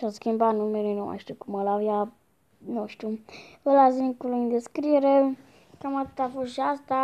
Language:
Romanian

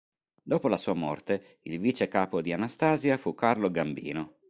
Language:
Italian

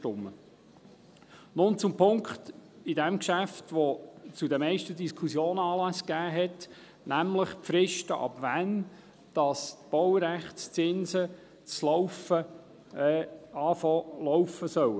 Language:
Swiss German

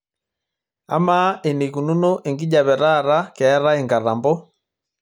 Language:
Masai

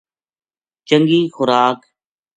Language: Gujari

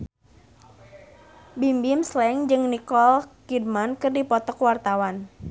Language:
Sundanese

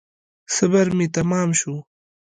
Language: Pashto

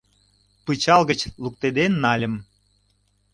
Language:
Mari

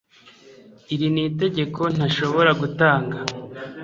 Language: Kinyarwanda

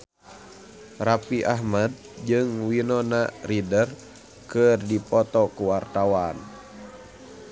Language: Sundanese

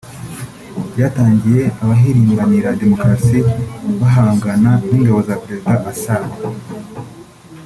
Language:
Kinyarwanda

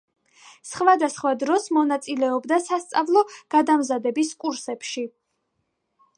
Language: Georgian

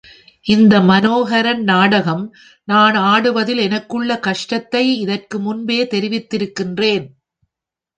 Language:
Tamil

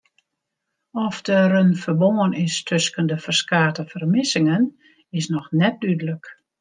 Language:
Western Frisian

